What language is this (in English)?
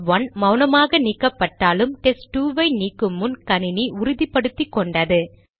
Tamil